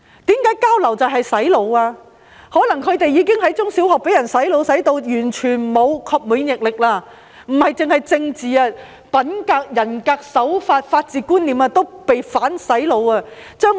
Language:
Cantonese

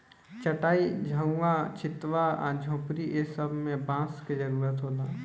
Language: Bhojpuri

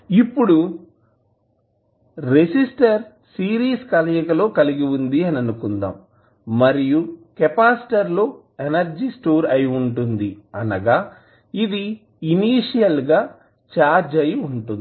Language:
Telugu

